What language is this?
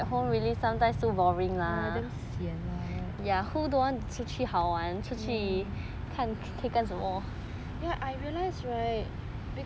English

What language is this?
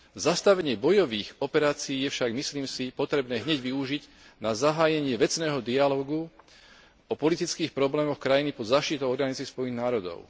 Slovak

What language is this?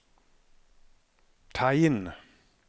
Norwegian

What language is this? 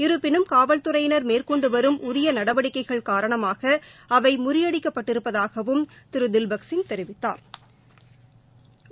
Tamil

